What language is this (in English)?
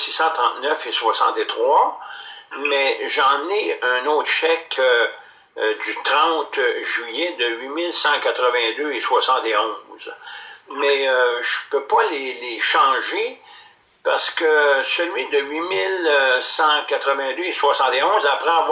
French